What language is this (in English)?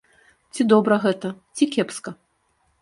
Belarusian